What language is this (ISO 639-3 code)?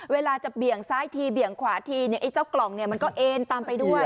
tha